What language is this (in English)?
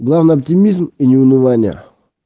Russian